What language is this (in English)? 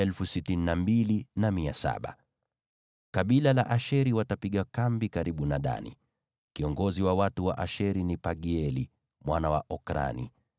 Swahili